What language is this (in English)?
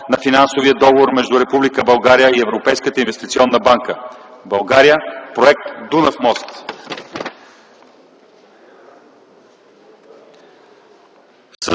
Bulgarian